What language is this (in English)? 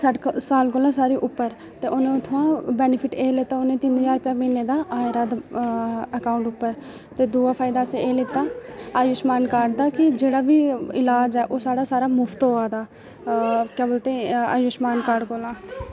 Dogri